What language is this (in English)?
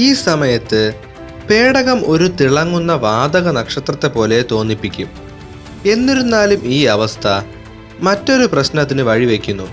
Malayalam